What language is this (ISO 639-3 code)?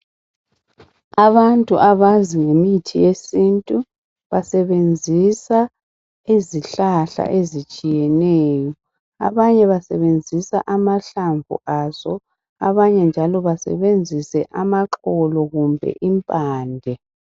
nde